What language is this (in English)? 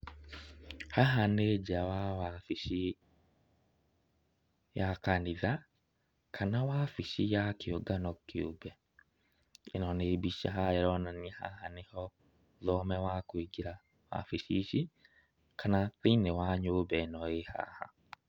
Kikuyu